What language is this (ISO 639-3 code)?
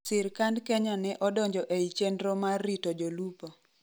luo